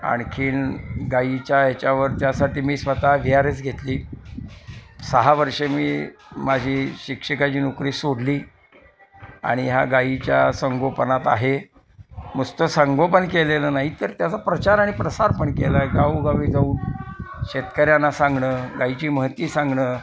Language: Marathi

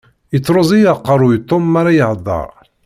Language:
Kabyle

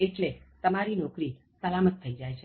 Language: Gujarati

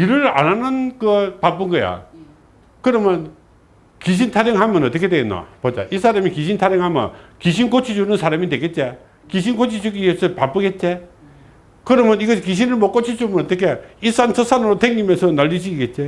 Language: Korean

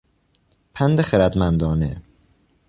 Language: Persian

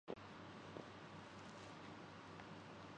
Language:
Urdu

